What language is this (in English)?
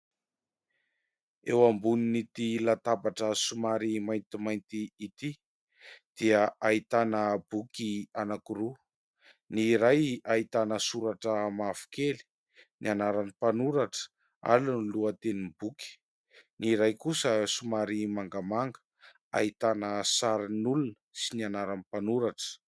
Malagasy